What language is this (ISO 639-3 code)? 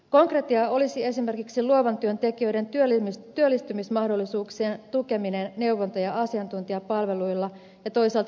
fin